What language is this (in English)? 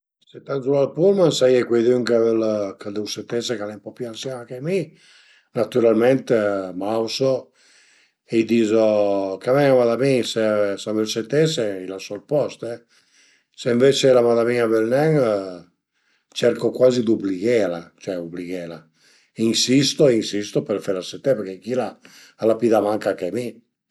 Piedmontese